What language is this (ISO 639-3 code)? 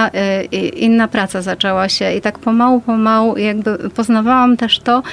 pol